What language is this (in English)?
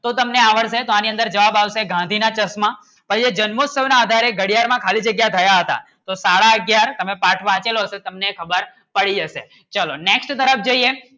Gujarati